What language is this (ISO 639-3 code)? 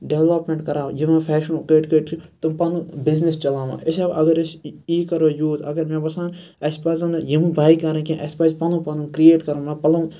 kas